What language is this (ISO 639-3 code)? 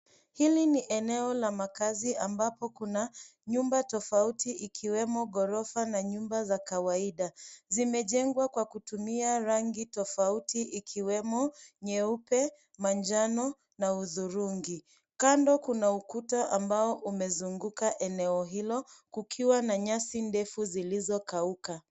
swa